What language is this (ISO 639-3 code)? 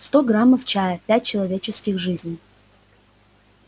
rus